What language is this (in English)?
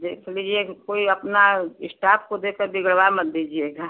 Hindi